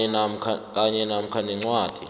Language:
South Ndebele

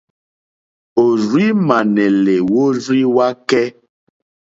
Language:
Mokpwe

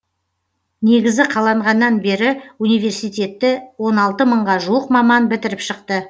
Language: Kazakh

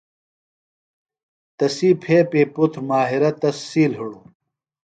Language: Phalura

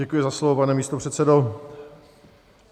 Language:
Czech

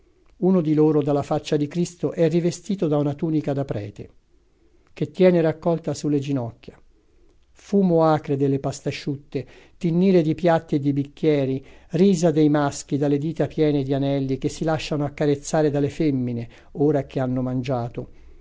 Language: Italian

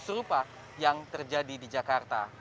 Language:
Indonesian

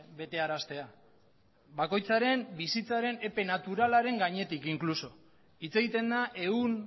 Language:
Basque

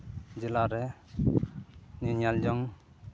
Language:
Santali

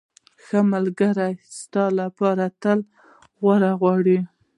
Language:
Pashto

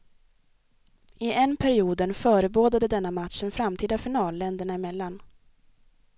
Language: Swedish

